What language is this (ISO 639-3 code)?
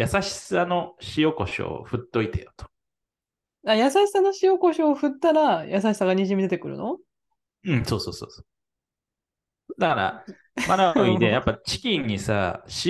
jpn